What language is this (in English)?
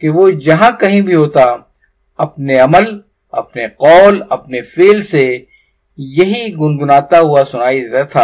Urdu